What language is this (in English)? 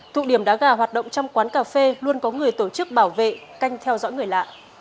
Vietnamese